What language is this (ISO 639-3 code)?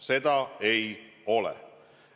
est